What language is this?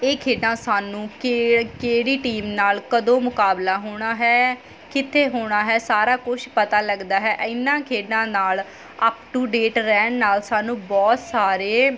Punjabi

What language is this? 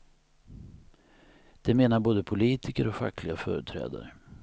Swedish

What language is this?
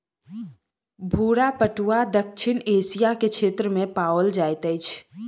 Maithili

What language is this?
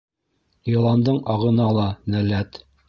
Bashkir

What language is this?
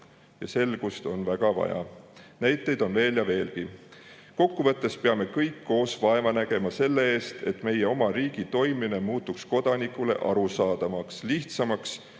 Estonian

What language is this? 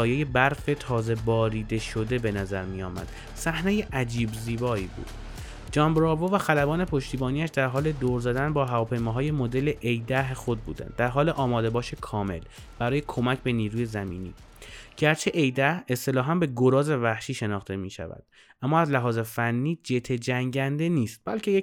Persian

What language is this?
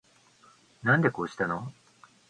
Japanese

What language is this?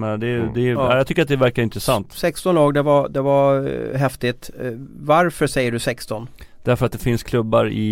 Swedish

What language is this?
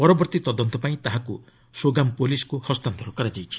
Odia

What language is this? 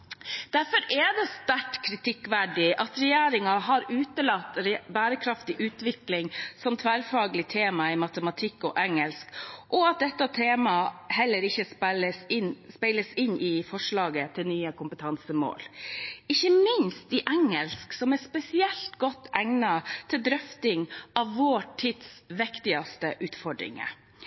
Norwegian Bokmål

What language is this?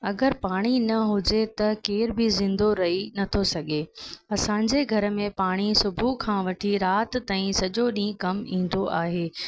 Sindhi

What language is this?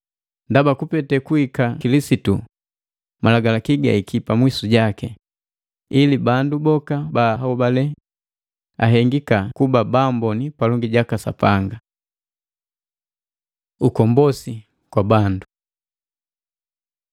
Matengo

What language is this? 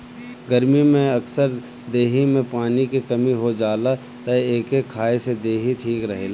Bhojpuri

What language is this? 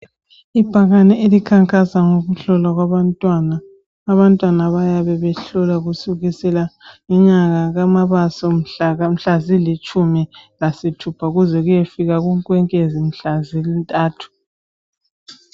North Ndebele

